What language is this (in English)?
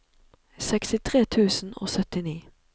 Norwegian